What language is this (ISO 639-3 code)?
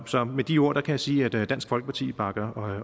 dan